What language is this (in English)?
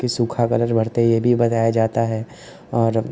Hindi